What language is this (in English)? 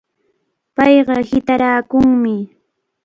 Cajatambo North Lima Quechua